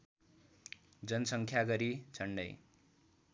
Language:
Nepali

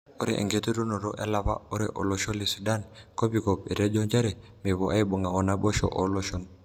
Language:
Masai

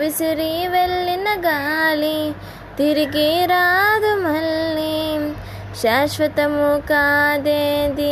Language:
Telugu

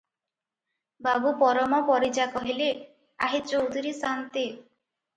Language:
Odia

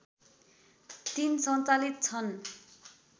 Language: Nepali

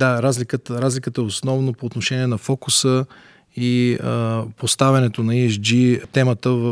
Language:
Bulgarian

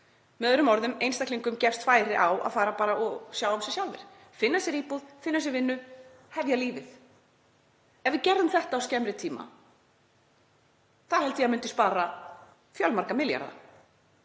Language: Icelandic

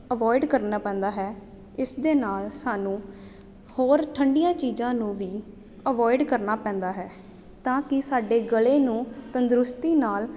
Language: Punjabi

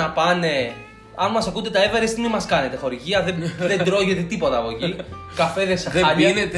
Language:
Greek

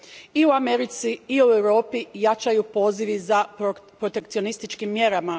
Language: Croatian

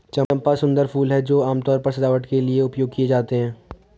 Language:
Hindi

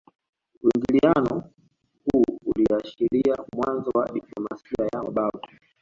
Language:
Swahili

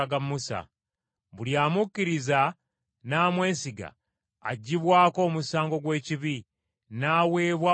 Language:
Ganda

